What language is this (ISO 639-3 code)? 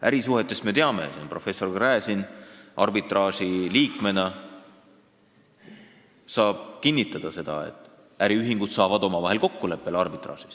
est